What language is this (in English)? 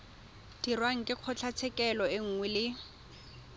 Tswana